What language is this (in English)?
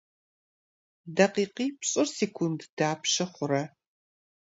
Kabardian